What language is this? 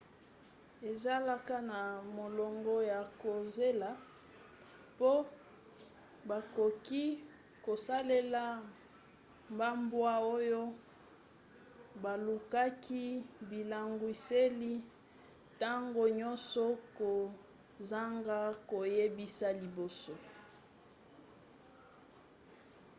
Lingala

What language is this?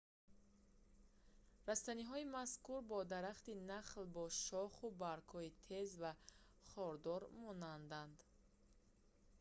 Tajik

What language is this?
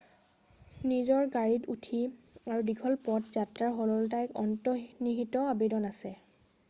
Assamese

